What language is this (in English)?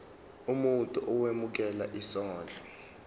Zulu